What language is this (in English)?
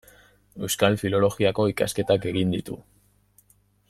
Basque